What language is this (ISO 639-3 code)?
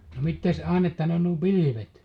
fin